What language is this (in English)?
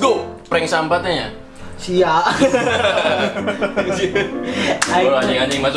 Indonesian